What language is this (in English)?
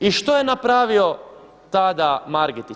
Croatian